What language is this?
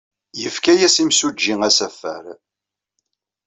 Kabyle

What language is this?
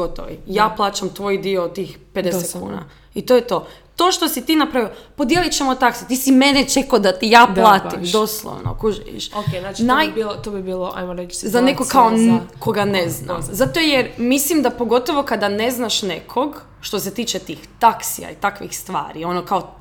Croatian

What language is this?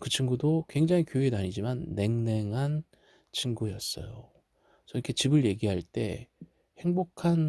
Korean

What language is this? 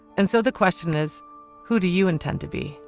English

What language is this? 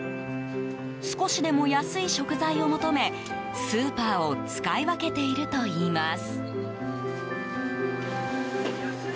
Japanese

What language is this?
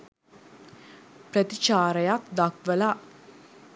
Sinhala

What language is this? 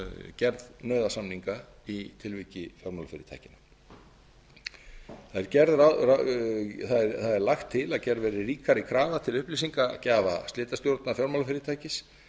Icelandic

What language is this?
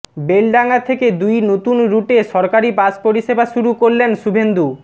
Bangla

